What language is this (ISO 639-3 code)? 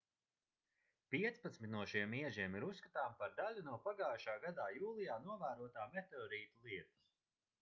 lav